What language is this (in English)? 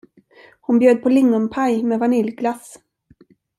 Swedish